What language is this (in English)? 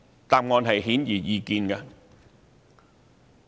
Cantonese